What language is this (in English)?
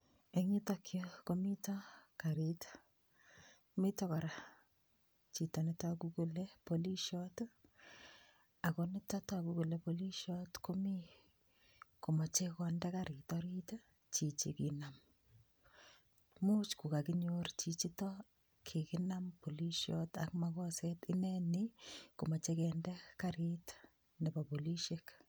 Kalenjin